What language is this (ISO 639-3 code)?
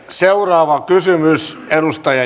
fin